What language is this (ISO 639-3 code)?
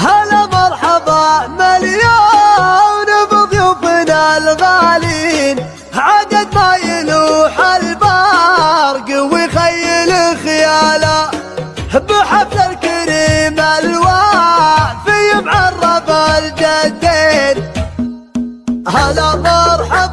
ara